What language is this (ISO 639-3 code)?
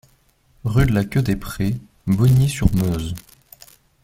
fra